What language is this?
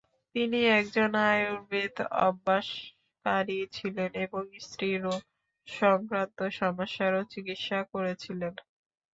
Bangla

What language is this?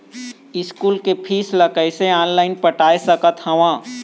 Chhattisgarhi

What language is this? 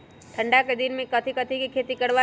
Magahi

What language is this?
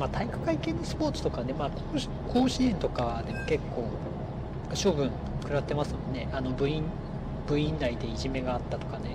Japanese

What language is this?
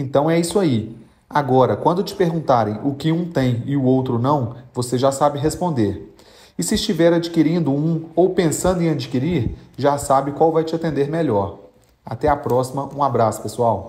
Portuguese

